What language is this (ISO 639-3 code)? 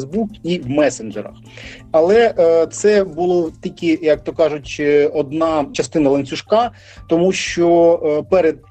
ukr